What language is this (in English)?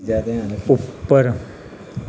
Dogri